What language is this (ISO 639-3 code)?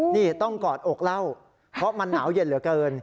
tha